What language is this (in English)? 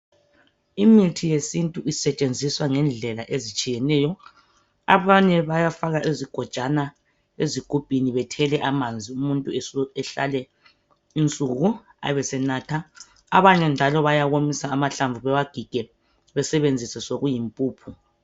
North Ndebele